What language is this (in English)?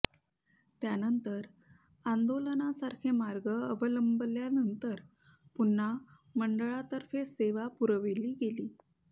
Marathi